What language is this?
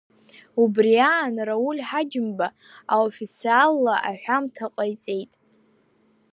Abkhazian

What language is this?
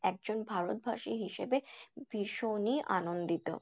Bangla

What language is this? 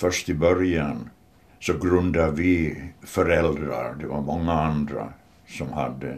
Swedish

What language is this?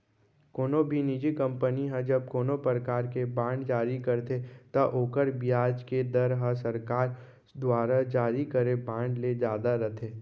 Chhattisgarhi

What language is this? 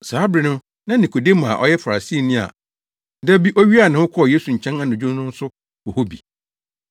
Akan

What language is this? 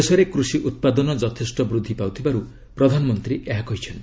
Odia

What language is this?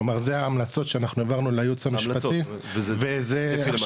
Hebrew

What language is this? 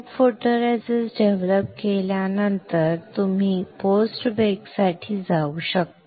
Marathi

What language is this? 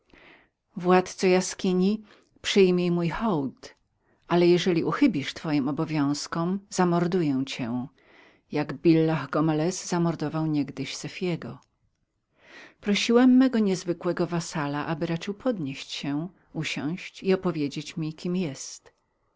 Polish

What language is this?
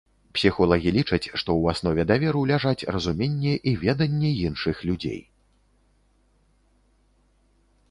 Belarusian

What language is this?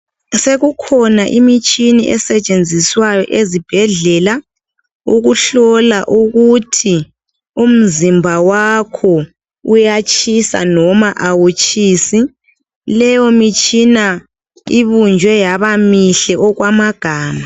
North Ndebele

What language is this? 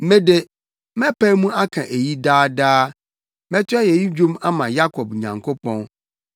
Akan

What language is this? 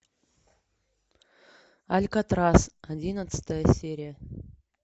Russian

